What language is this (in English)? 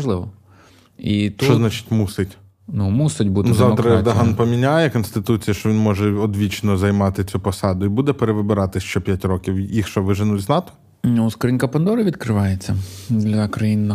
Ukrainian